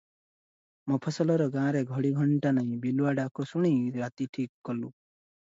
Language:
Odia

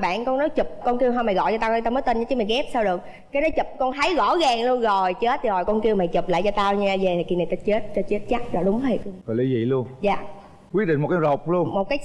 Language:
Vietnamese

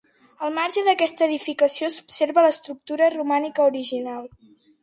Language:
Catalan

